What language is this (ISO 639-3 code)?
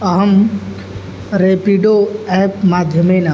san